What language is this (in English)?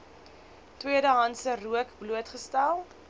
Afrikaans